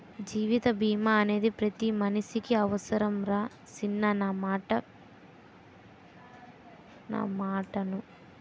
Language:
Telugu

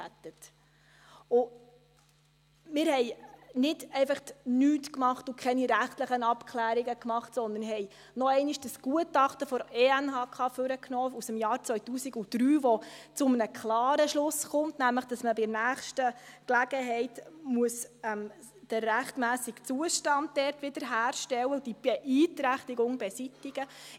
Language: Swiss German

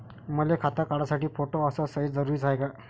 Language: Marathi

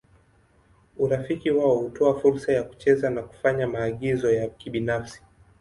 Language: Swahili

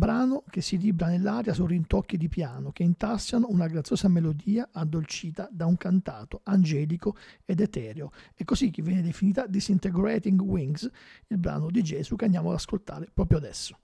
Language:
Italian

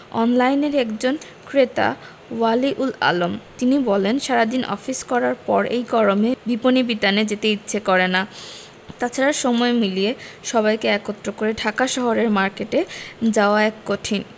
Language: Bangla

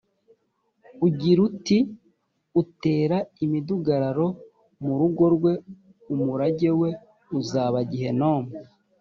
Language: Kinyarwanda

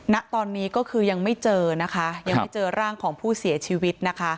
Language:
Thai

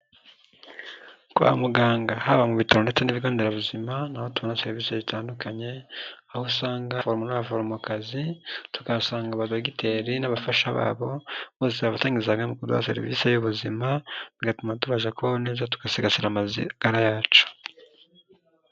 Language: Kinyarwanda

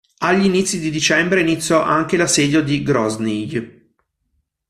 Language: Italian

